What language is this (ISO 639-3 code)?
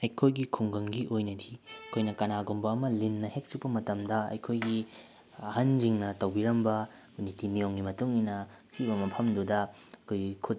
mni